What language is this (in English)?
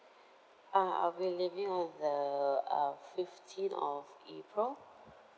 English